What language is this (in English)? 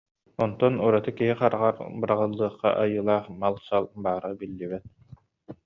Yakut